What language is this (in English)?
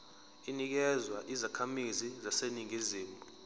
Zulu